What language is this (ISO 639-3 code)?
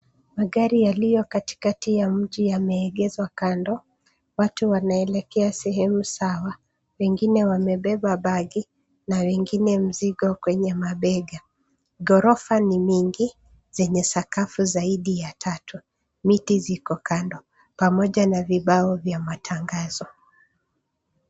swa